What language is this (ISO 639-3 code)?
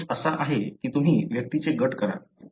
mar